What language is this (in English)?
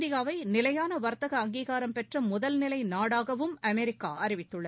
Tamil